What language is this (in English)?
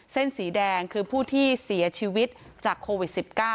Thai